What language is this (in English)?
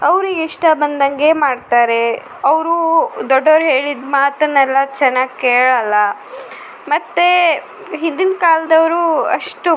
Kannada